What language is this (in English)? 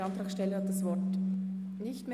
Swiss German